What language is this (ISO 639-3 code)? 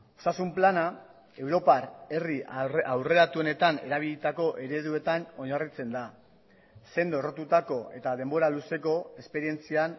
eus